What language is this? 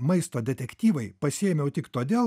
Lithuanian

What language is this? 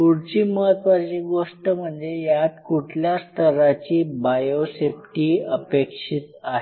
Marathi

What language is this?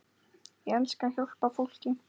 Icelandic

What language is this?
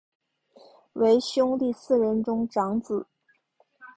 Chinese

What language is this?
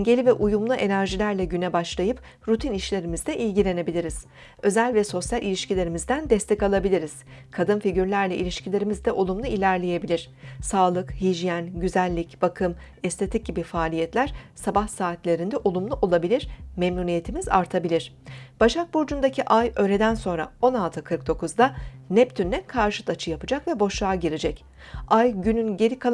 Turkish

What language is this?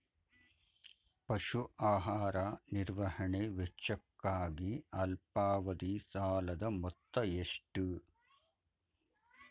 Kannada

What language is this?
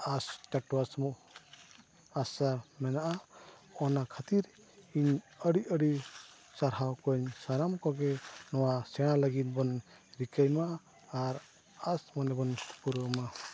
Santali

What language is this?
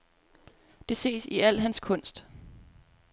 Danish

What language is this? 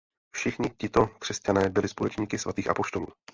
Czech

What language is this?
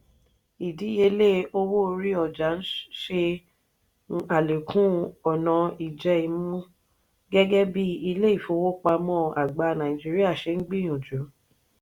Yoruba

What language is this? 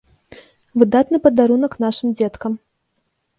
Belarusian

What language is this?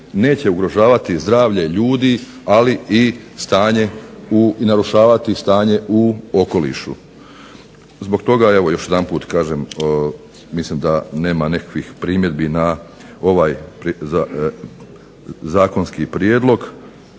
Croatian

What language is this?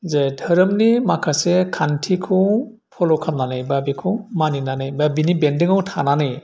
Bodo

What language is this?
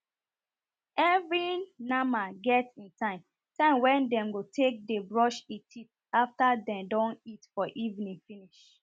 Nigerian Pidgin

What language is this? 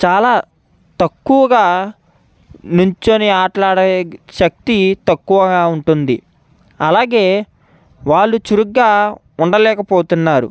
Telugu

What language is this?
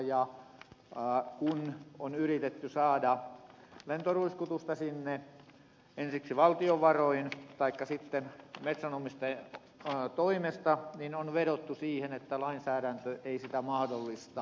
Finnish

